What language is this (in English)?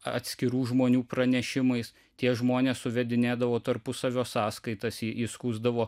Lithuanian